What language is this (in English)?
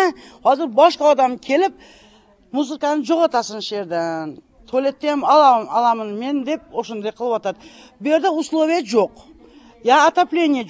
Turkish